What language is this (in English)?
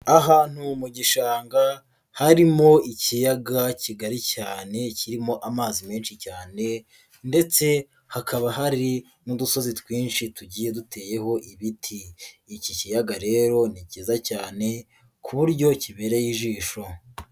Kinyarwanda